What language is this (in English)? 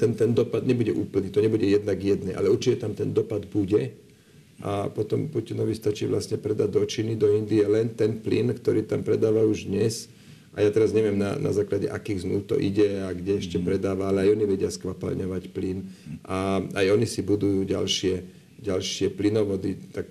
Slovak